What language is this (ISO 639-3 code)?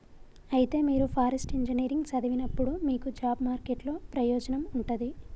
tel